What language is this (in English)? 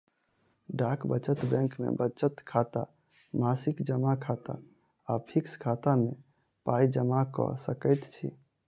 Maithili